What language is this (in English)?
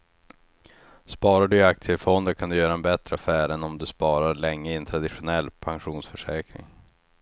Swedish